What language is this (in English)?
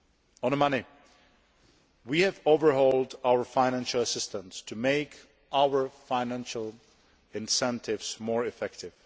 English